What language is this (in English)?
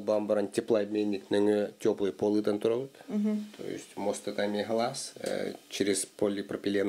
Russian